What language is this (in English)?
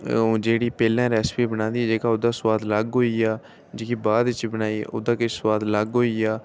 Dogri